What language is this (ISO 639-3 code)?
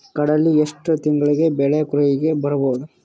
kan